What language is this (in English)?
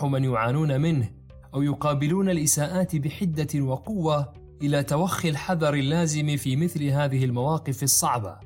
Arabic